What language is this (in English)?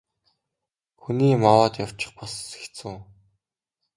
Mongolian